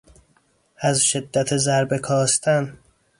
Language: Persian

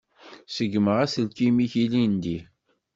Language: Kabyle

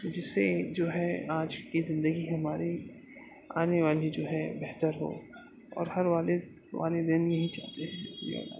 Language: Urdu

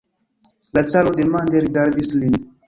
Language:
Esperanto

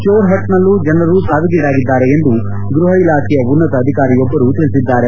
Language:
Kannada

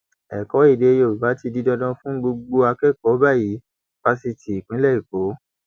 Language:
Yoruba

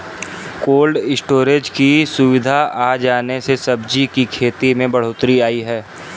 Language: Hindi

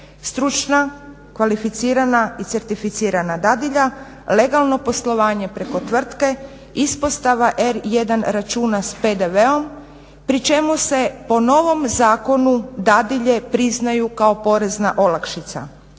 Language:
Croatian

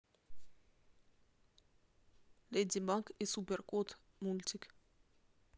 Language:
Russian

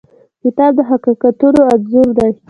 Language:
Pashto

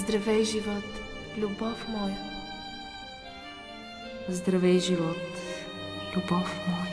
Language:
Bulgarian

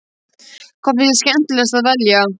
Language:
Icelandic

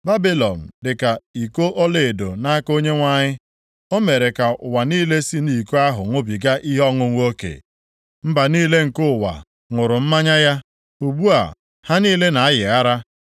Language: Igbo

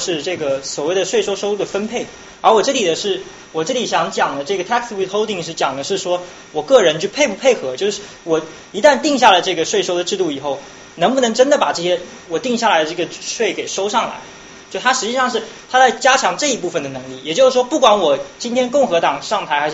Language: Chinese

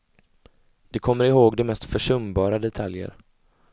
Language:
Swedish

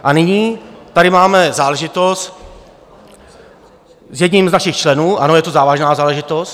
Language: Czech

